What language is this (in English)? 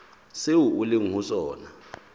Southern Sotho